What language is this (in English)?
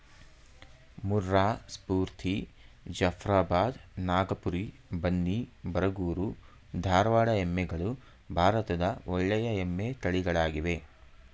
Kannada